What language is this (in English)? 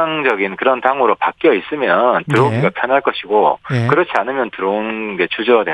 Korean